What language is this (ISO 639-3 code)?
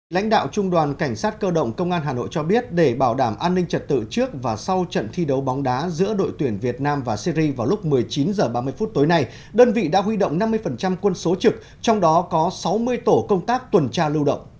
vie